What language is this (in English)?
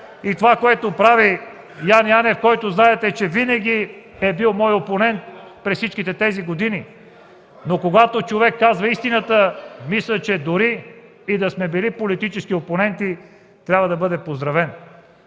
Bulgarian